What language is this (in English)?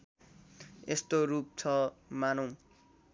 Nepali